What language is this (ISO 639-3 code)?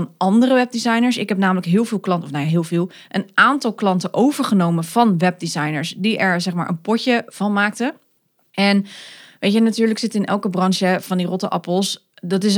nld